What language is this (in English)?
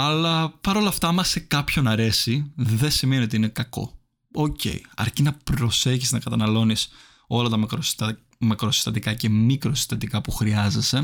Greek